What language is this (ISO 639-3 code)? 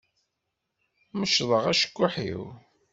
kab